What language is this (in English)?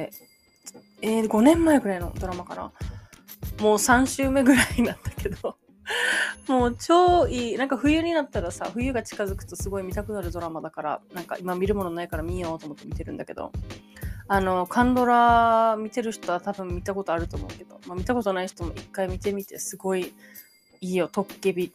Japanese